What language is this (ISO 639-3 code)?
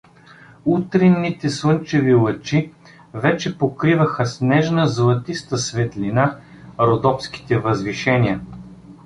bul